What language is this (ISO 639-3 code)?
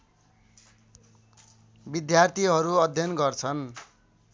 nep